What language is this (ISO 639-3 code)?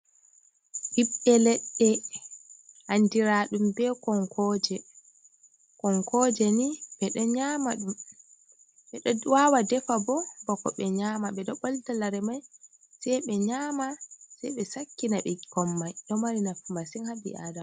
ful